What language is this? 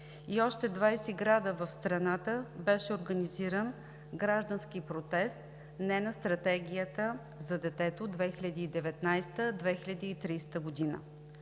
Bulgarian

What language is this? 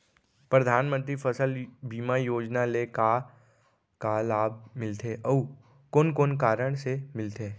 Chhattisgarhi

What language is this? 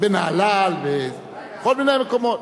Hebrew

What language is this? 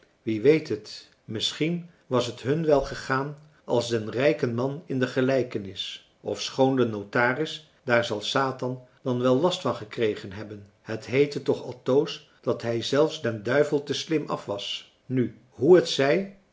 Dutch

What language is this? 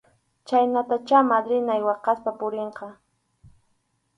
Arequipa-La Unión Quechua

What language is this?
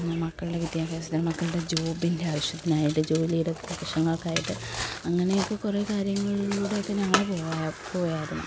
Malayalam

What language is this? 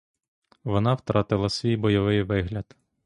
Ukrainian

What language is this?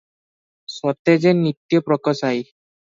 Odia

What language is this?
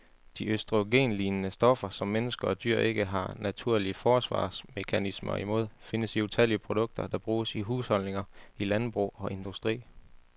Danish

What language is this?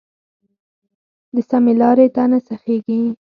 Pashto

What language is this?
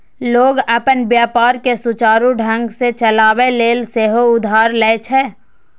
Maithili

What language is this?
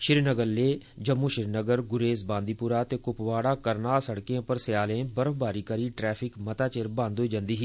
Dogri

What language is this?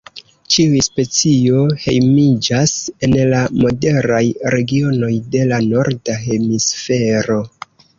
Esperanto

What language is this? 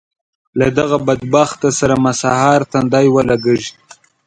Pashto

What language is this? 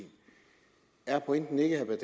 Danish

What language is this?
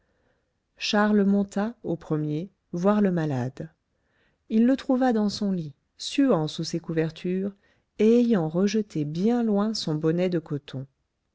French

